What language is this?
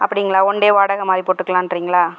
Tamil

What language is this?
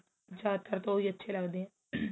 Punjabi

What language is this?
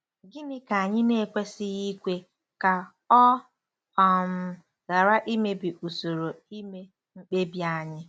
Igbo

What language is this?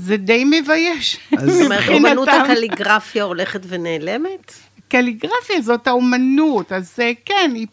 Hebrew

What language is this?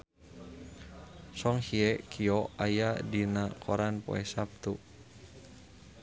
Sundanese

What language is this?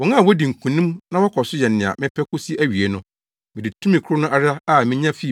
Akan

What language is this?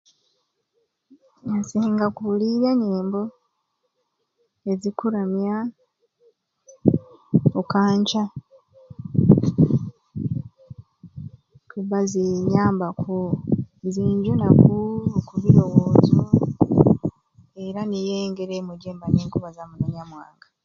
Ruuli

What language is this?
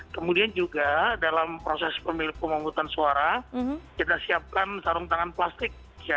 Indonesian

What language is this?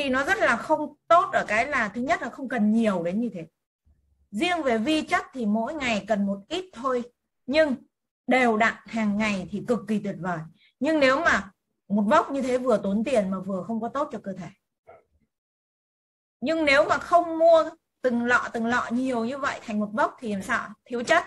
Vietnamese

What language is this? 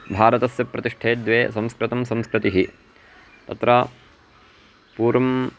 Sanskrit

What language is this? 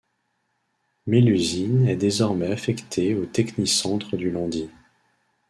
French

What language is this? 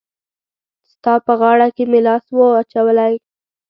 Pashto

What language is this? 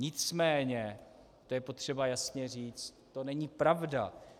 Czech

